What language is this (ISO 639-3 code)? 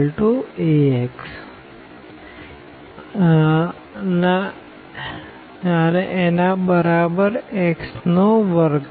guj